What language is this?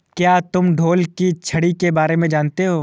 Hindi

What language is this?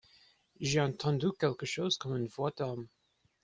French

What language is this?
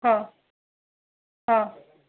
Sindhi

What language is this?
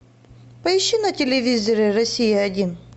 Russian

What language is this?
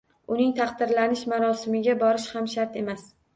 Uzbek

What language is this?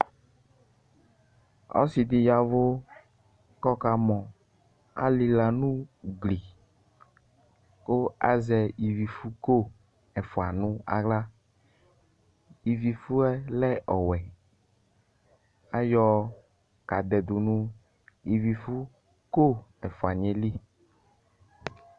Ikposo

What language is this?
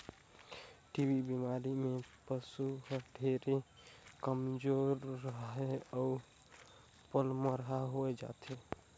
Chhattisgarhi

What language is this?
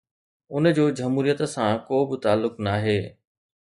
Sindhi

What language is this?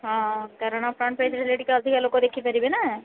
Odia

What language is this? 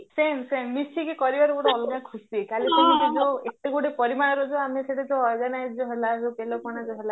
Odia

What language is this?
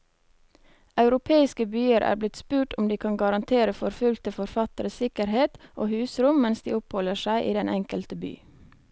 Norwegian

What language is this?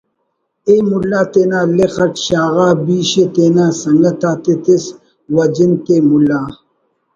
Brahui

